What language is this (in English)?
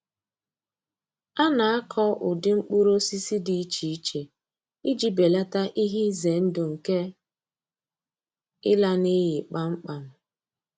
Igbo